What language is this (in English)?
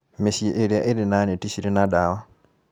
Kikuyu